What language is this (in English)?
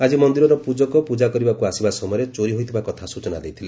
Odia